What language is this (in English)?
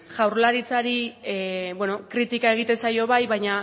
Basque